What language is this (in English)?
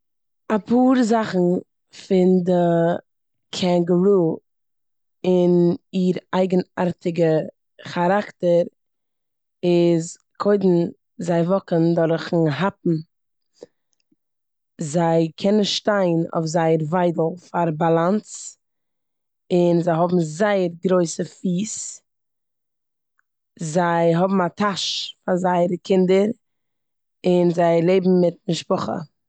Yiddish